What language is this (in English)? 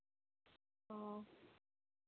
Santali